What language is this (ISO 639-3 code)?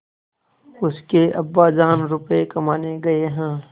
hin